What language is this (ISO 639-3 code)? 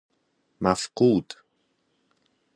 fas